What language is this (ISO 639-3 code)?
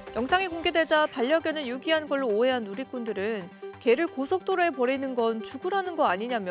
kor